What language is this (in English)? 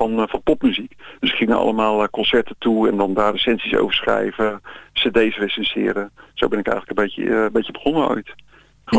Dutch